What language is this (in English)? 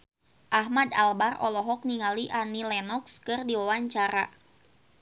Sundanese